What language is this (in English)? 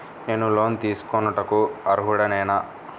Telugu